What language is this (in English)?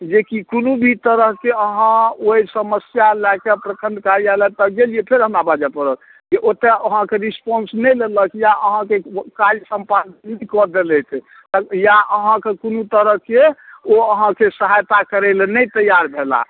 Maithili